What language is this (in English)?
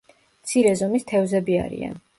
Georgian